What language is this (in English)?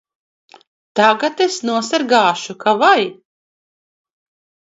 Latvian